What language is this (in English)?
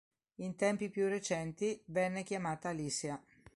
Italian